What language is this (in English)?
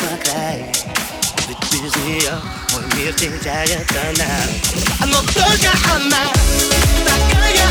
Russian